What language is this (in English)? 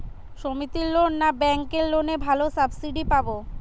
Bangla